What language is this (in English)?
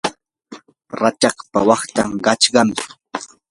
Yanahuanca Pasco Quechua